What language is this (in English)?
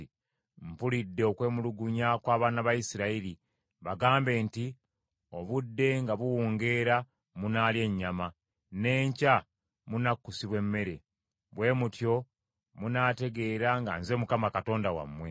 Ganda